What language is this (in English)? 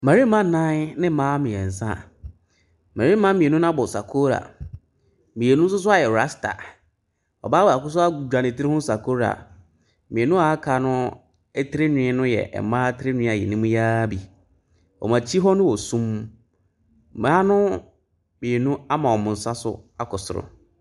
Akan